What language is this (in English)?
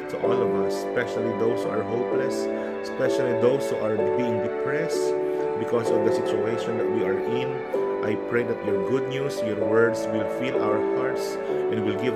Filipino